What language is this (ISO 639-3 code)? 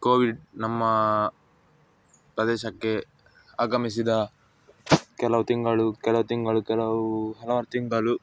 kan